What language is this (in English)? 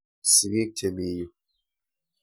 Kalenjin